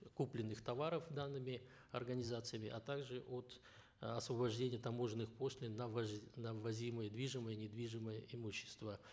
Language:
Kazakh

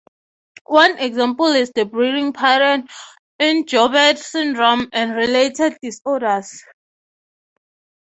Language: English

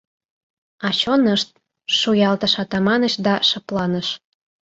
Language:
Mari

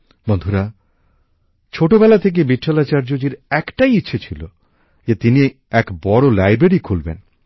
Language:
Bangla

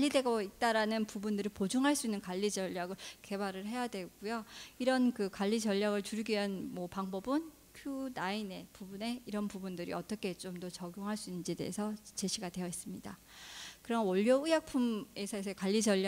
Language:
Korean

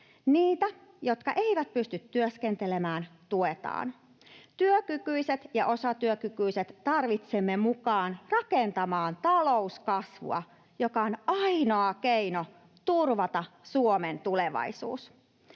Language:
Finnish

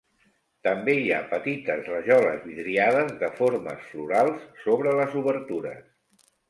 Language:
Catalan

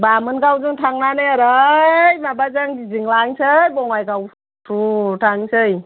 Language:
Bodo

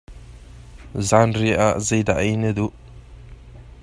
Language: Hakha Chin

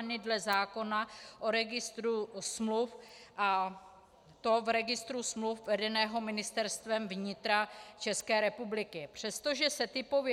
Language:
Czech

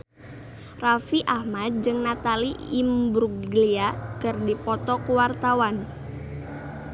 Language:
Sundanese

